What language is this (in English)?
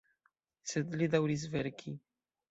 Esperanto